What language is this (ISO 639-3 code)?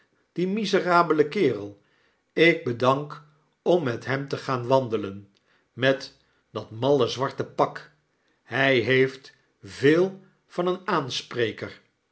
nld